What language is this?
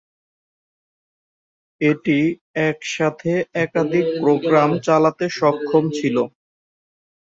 Bangla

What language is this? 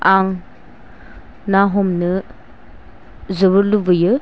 Bodo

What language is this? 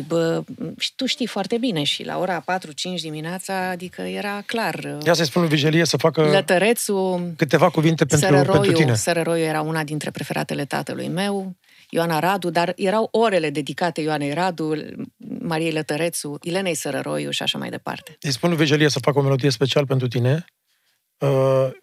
Romanian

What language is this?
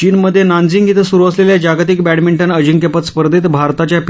Marathi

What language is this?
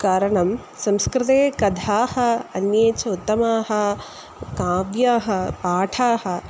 Sanskrit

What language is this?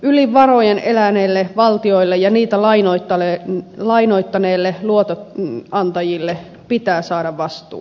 Finnish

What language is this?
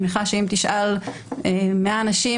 Hebrew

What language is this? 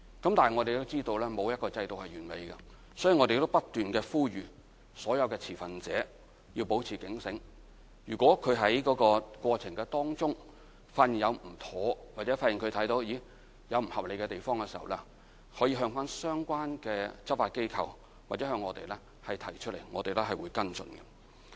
Cantonese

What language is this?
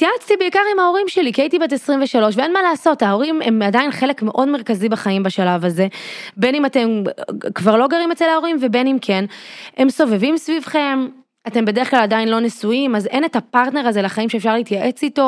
Hebrew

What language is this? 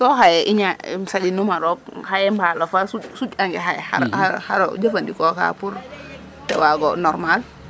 Serer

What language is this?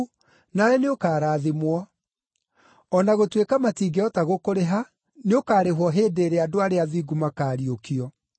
Kikuyu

